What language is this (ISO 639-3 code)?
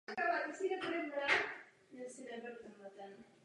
ces